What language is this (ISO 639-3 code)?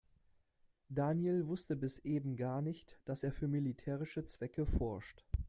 deu